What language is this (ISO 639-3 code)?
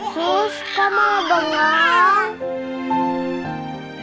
ind